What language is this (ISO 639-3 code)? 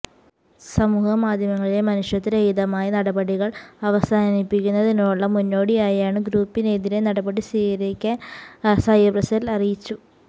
mal